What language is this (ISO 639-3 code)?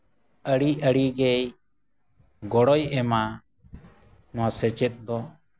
sat